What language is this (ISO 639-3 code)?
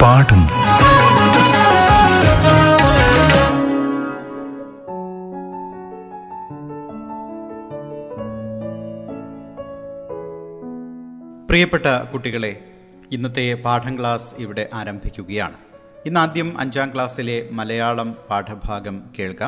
mal